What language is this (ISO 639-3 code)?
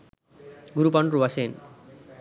sin